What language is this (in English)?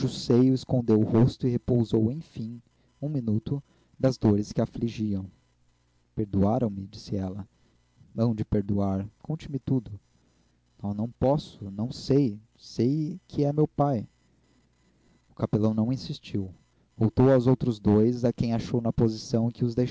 Portuguese